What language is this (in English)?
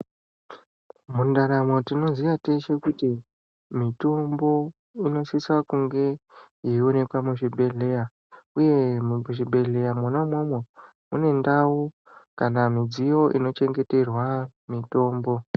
Ndau